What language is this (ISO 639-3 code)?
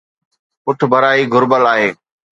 snd